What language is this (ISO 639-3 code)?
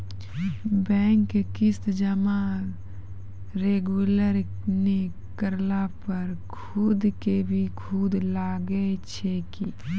mai